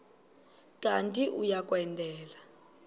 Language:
Xhosa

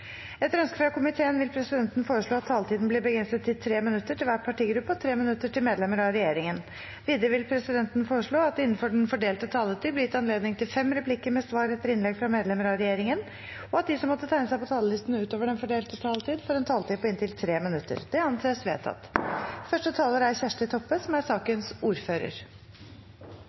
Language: Norwegian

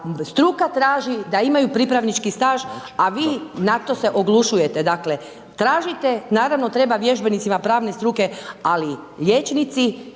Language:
Croatian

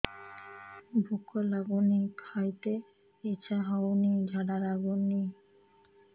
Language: Odia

